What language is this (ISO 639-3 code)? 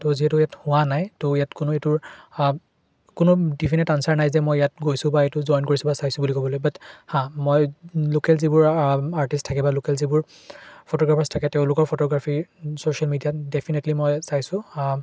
asm